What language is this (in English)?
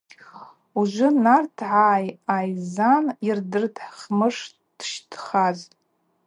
Abaza